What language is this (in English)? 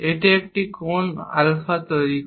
Bangla